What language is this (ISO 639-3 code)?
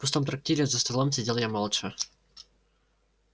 rus